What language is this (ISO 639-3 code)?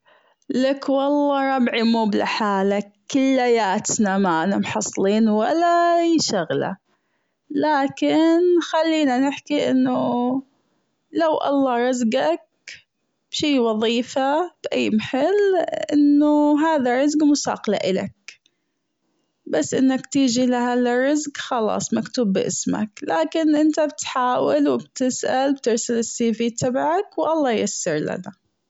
afb